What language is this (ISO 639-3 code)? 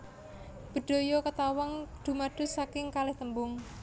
jav